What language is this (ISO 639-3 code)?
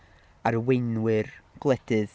cym